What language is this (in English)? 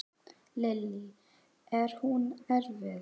Icelandic